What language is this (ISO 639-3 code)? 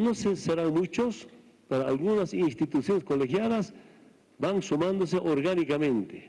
spa